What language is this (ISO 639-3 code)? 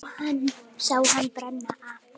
isl